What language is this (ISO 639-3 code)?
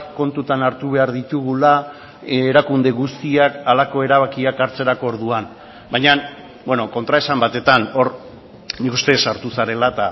eus